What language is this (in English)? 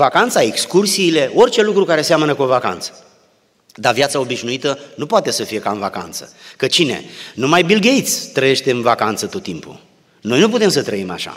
Romanian